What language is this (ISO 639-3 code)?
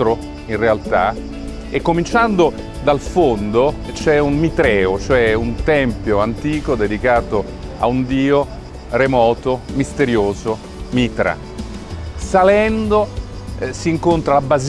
ita